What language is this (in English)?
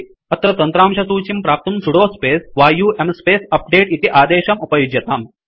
Sanskrit